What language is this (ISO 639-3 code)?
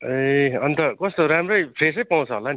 nep